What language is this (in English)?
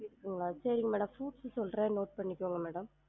Tamil